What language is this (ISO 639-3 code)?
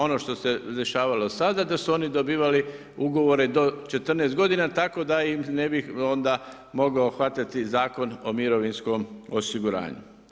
hrv